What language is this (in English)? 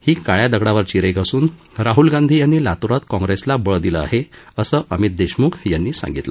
Marathi